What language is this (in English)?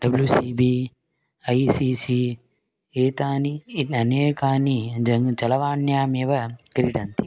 Sanskrit